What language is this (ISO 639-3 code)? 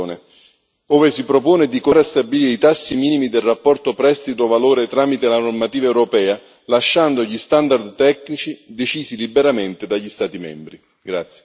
ita